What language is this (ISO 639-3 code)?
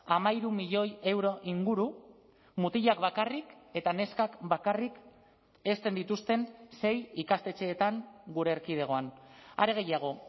eus